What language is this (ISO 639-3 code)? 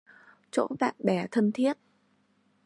vie